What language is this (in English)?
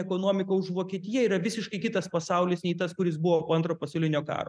Lithuanian